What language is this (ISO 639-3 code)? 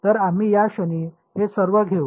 mar